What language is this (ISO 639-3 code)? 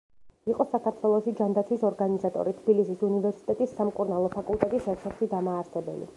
kat